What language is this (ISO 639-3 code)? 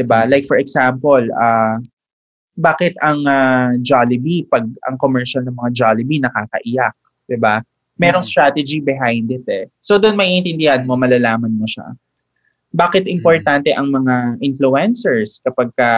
fil